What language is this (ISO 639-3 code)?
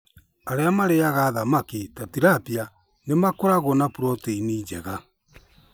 kik